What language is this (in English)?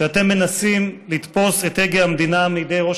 Hebrew